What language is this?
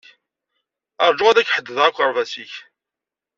Kabyle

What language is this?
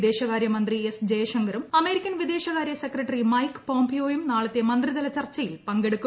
Malayalam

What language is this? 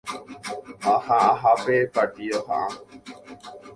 Guarani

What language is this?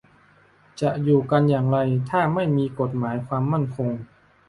Thai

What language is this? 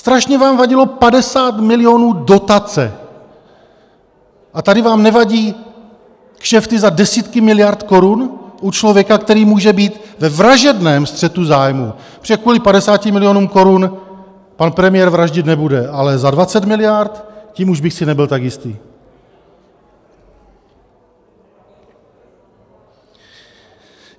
Czech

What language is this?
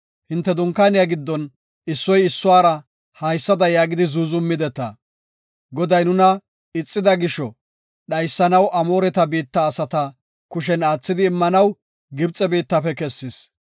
Gofa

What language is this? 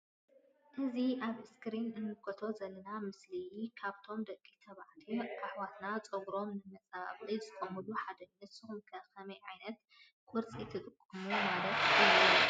Tigrinya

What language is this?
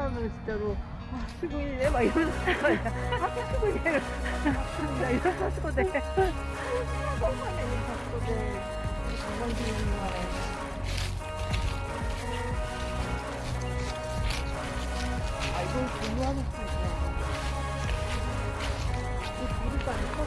Korean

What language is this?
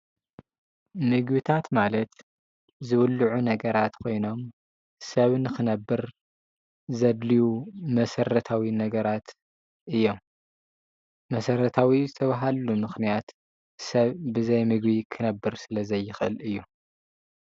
Tigrinya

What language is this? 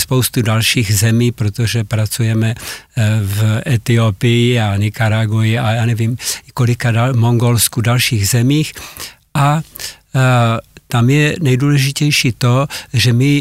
Czech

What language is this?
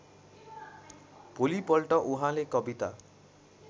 Nepali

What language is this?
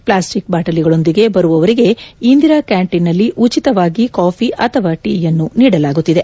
Kannada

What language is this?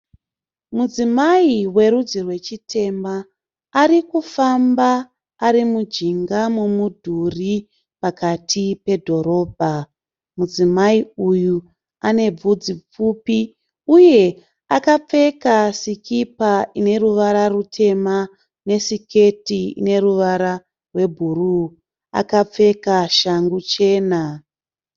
Shona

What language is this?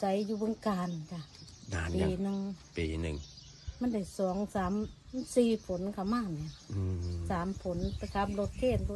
Thai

